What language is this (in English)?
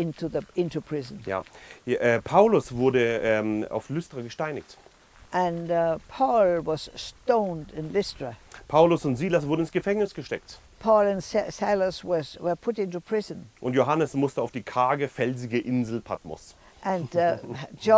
German